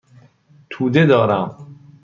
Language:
Persian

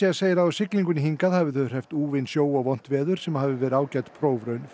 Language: Icelandic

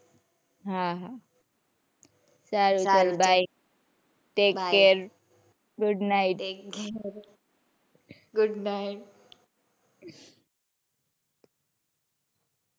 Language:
Gujarati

